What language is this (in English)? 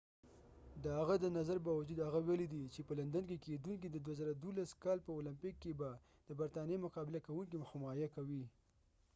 Pashto